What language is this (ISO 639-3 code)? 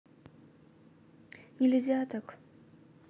rus